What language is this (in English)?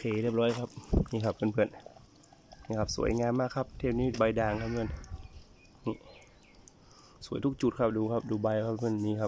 Thai